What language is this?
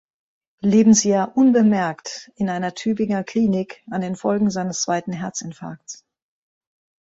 German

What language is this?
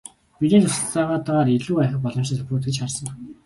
Mongolian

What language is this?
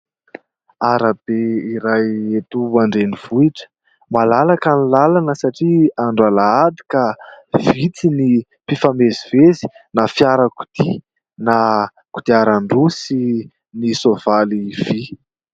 Malagasy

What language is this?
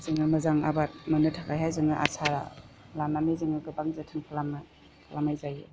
Bodo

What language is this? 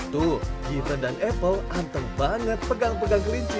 Indonesian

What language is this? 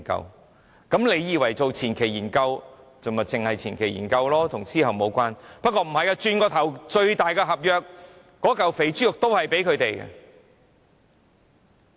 Cantonese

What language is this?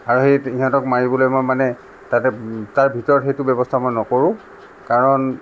Assamese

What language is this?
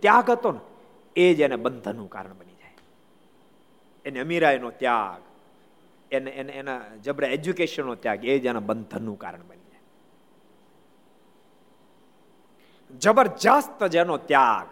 Gujarati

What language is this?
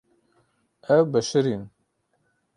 Kurdish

